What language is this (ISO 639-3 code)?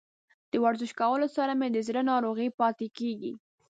pus